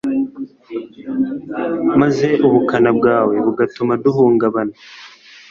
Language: Kinyarwanda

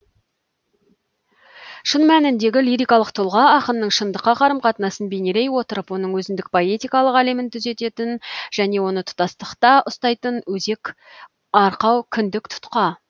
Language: Kazakh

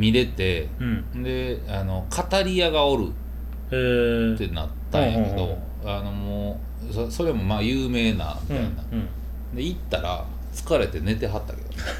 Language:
Japanese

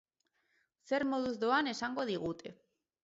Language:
Basque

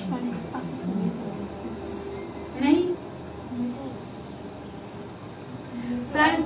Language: Turkish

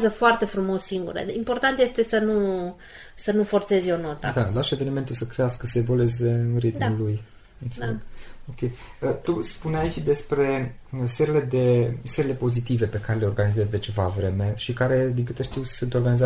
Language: Romanian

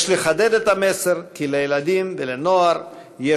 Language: Hebrew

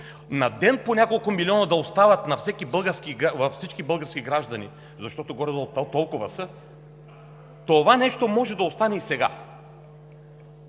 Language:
Bulgarian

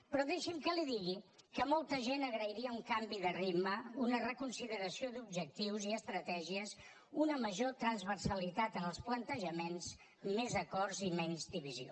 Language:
Catalan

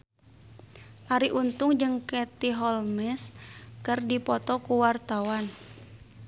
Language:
Sundanese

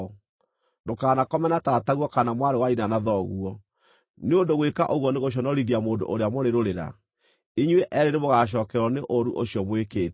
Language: Kikuyu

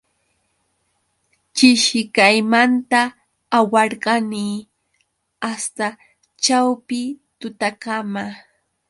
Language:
Yauyos Quechua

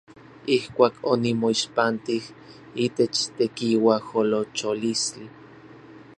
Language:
Orizaba Nahuatl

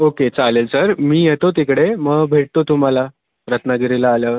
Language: Marathi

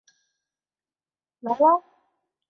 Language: Chinese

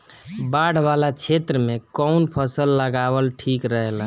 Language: Bhojpuri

